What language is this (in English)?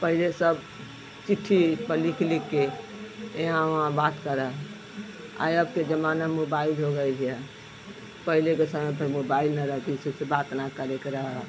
Hindi